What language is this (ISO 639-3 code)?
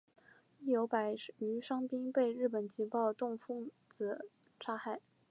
zho